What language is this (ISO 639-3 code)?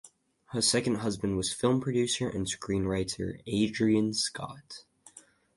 eng